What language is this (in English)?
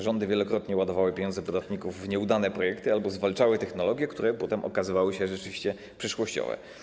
Polish